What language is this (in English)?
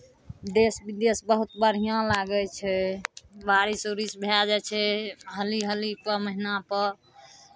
Maithili